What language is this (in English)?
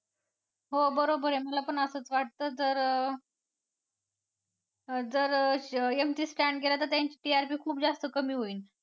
Marathi